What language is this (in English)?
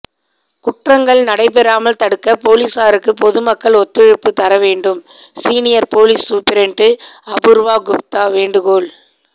Tamil